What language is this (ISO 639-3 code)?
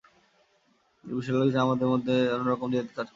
ben